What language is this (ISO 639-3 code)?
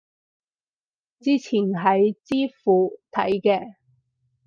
yue